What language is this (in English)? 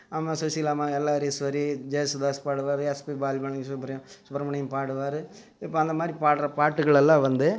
Tamil